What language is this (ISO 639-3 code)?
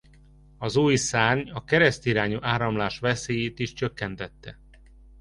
hun